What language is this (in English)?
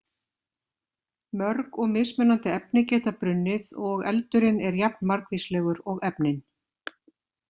Icelandic